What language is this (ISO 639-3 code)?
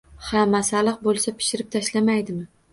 uzb